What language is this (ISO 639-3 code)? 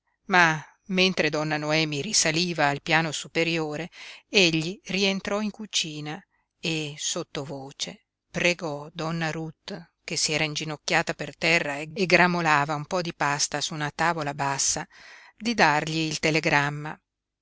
ita